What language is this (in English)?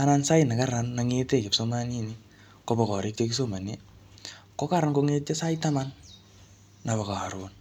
Kalenjin